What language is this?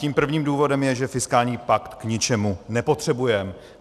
Czech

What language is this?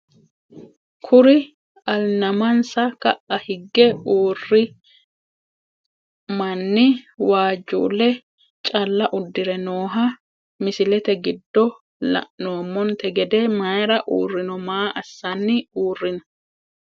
Sidamo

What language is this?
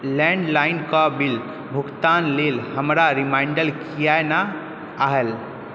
Maithili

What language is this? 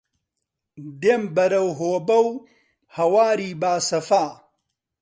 Central Kurdish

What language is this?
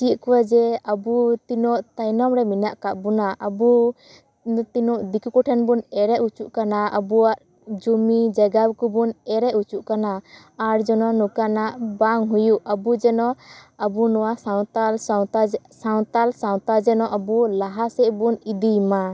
Santali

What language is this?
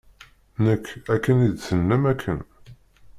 Kabyle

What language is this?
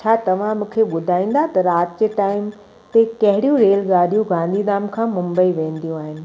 Sindhi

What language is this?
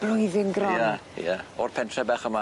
Welsh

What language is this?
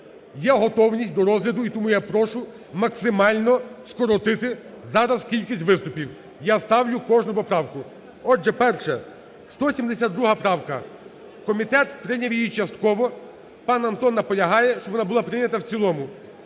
Ukrainian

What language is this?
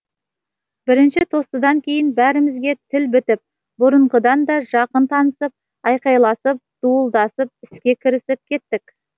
Kazakh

